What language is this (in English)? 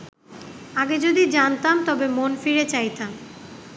Bangla